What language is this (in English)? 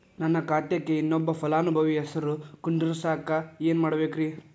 Kannada